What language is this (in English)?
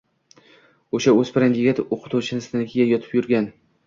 Uzbek